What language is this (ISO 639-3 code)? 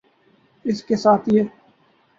urd